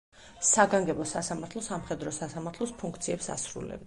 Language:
Georgian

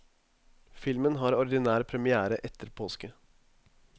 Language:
Norwegian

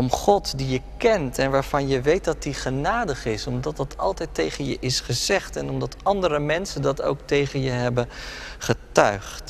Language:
Dutch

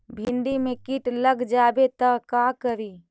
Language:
Magahi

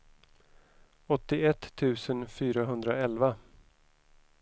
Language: Swedish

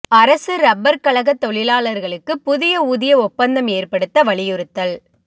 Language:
Tamil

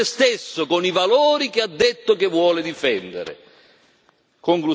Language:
Italian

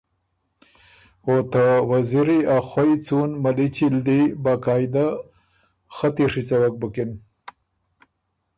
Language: Ormuri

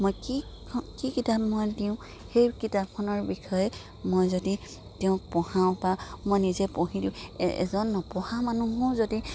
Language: Assamese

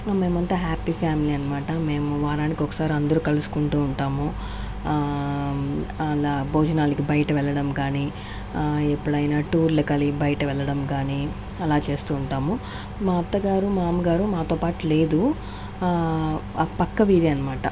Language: Telugu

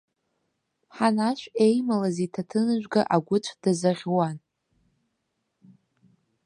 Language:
Abkhazian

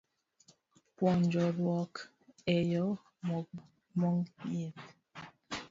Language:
Luo (Kenya and Tanzania)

